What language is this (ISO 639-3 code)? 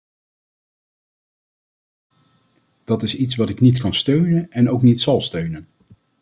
nld